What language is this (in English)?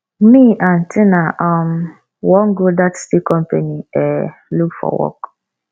Nigerian Pidgin